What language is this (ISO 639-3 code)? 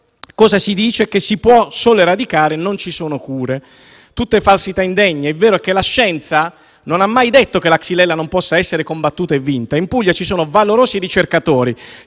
ita